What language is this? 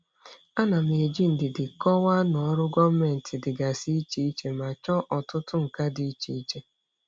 Igbo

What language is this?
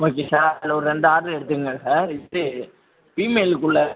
Tamil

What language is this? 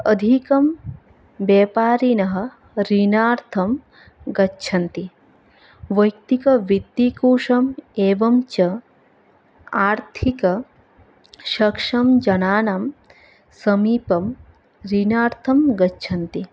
Sanskrit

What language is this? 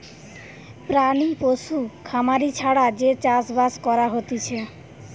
Bangla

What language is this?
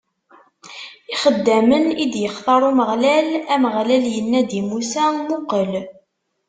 Kabyle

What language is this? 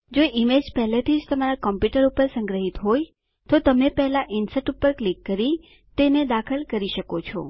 Gujarati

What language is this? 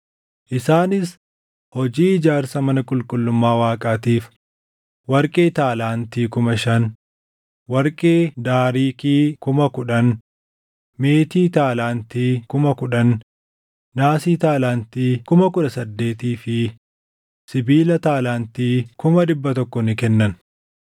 Oromo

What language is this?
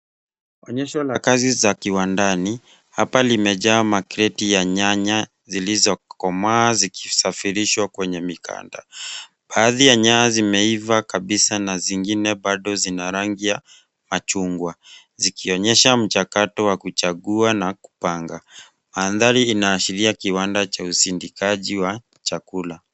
Swahili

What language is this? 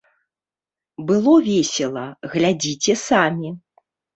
Belarusian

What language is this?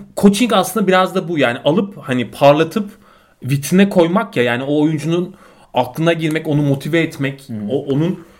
Turkish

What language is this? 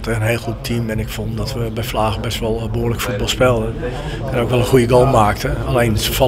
Dutch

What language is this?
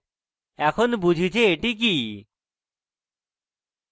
Bangla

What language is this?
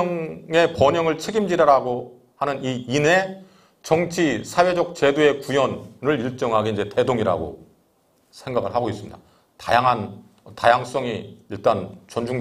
Korean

